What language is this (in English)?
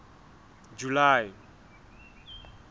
Southern Sotho